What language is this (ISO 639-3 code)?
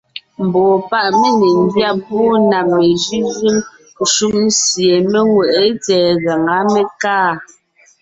nnh